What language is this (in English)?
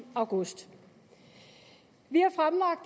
Danish